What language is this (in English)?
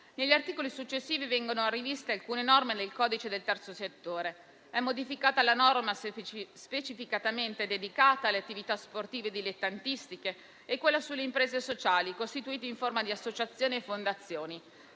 Italian